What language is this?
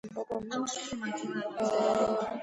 Georgian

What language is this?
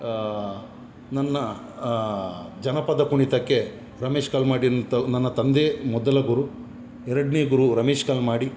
Kannada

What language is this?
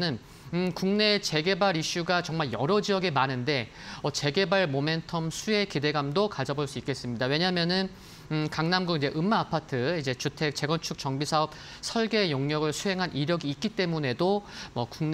Korean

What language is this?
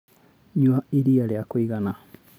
Kikuyu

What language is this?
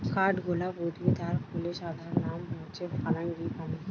Bangla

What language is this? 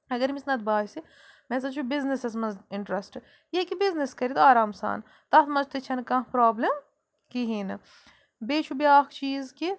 Kashmiri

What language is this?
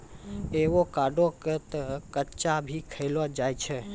Maithili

